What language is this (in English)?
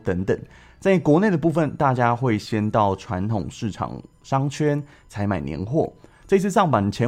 Chinese